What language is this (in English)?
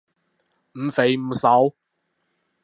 Cantonese